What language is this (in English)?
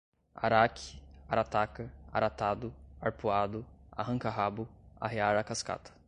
Portuguese